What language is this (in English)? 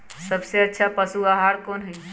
Magahi